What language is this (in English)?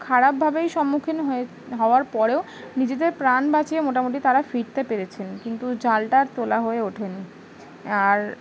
Bangla